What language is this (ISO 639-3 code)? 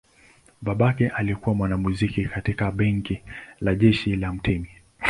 swa